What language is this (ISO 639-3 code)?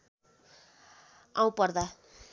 nep